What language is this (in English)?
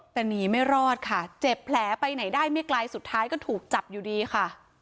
Thai